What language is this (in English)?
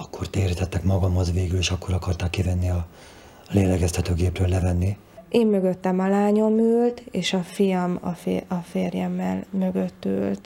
Hungarian